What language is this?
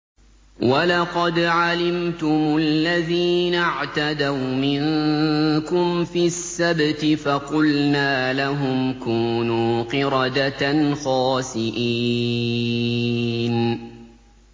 Arabic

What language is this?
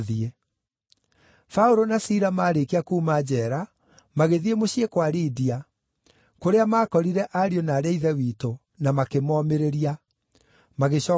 Kikuyu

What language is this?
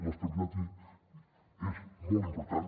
Catalan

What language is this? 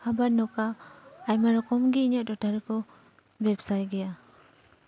Santali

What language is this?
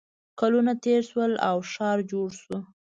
Pashto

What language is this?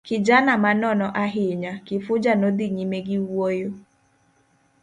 Luo (Kenya and Tanzania)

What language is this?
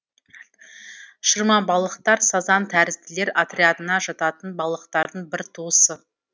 Kazakh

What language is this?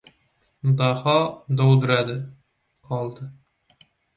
Uzbek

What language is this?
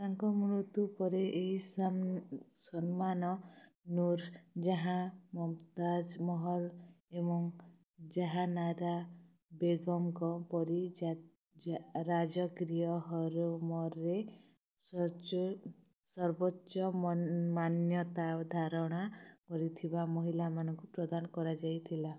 Odia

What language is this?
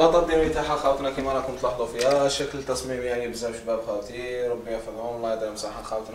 Arabic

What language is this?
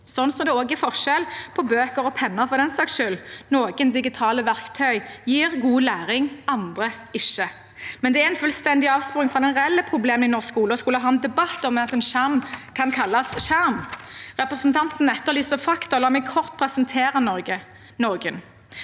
Norwegian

